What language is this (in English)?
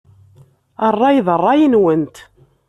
Kabyle